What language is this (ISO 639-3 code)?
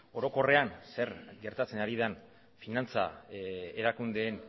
eus